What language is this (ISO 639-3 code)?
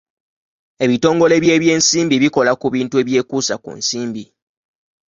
lug